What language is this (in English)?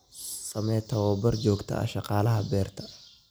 Somali